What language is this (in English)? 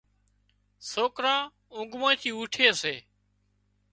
Wadiyara Koli